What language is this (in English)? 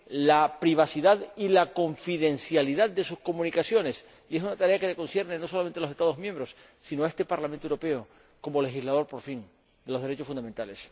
Spanish